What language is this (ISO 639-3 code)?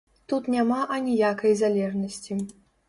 bel